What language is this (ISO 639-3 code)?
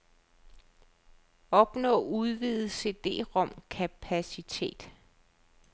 dan